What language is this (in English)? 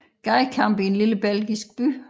Danish